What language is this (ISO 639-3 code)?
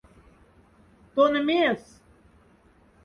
mdf